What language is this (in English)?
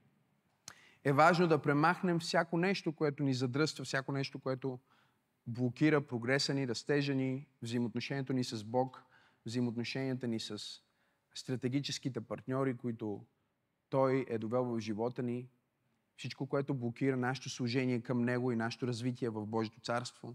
Bulgarian